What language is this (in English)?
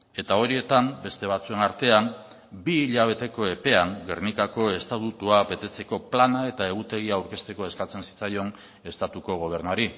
Basque